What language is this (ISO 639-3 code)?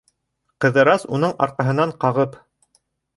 bak